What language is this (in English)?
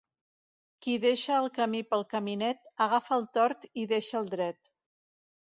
Catalan